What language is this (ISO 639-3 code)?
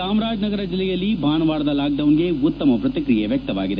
kan